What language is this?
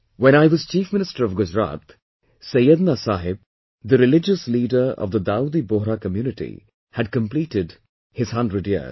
English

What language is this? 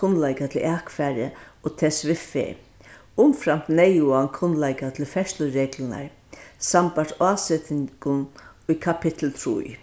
Faroese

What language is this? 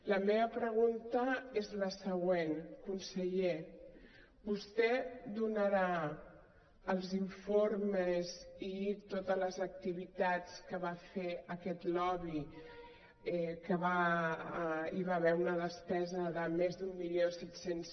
Catalan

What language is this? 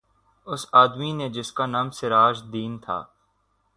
Urdu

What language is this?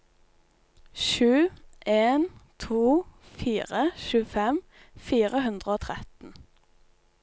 Norwegian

